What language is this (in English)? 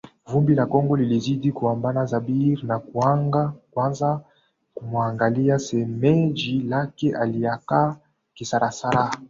Swahili